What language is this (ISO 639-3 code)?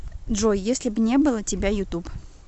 rus